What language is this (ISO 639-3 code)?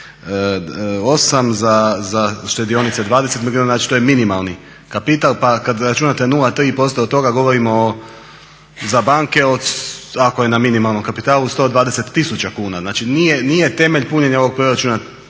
hrv